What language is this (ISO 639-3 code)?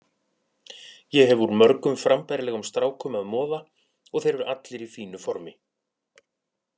isl